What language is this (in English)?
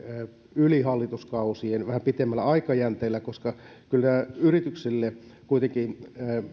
Finnish